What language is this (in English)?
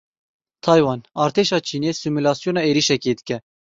Kurdish